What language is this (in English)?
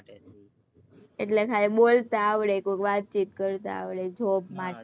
Gujarati